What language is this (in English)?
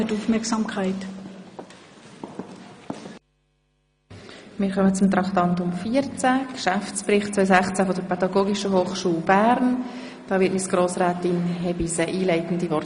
Swiss German